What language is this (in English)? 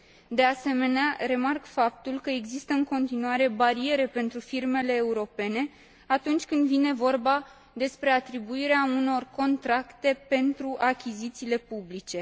Romanian